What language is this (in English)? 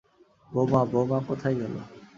Bangla